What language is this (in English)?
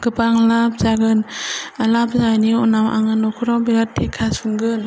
Bodo